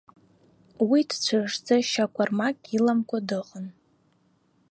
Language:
Abkhazian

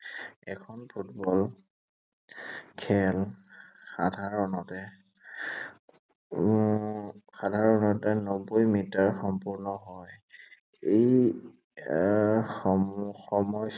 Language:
Assamese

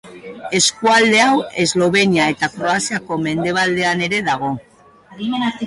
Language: Basque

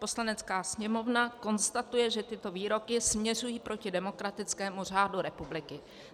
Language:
Czech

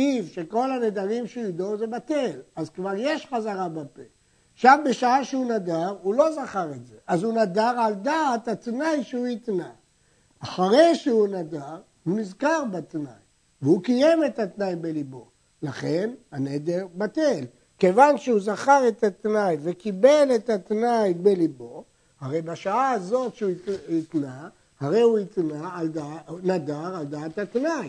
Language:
Hebrew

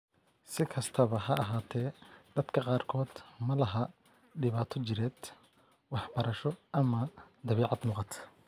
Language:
Somali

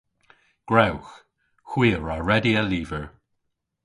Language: Cornish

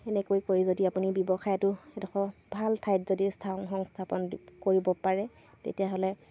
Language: Assamese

